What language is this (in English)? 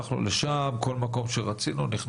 Hebrew